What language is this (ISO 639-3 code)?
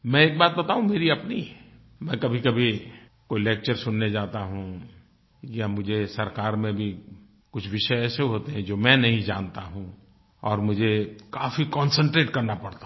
hin